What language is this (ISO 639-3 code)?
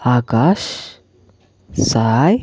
tel